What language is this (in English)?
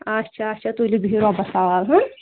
Kashmiri